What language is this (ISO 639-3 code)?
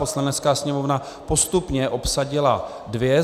ces